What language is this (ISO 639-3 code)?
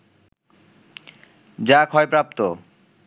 ben